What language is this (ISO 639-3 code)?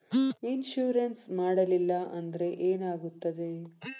kan